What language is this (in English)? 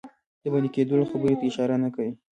Pashto